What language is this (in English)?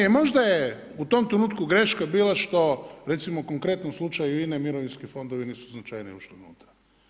Croatian